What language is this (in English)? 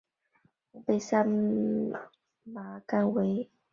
Chinese